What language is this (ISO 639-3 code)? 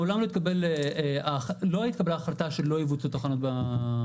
heb